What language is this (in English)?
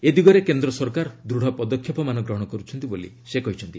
Odia